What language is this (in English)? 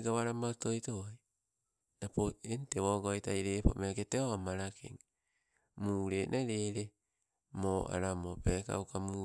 Sibe